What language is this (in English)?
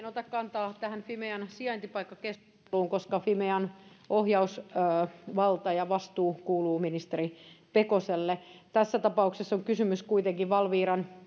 Finnish